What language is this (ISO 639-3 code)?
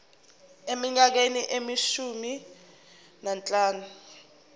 zul